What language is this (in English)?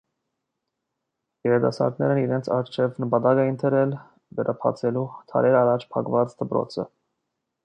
Armenian